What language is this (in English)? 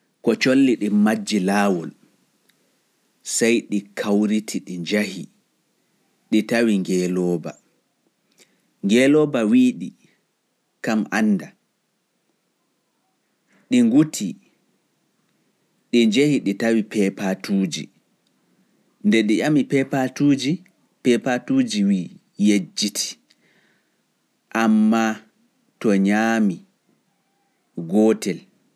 Fula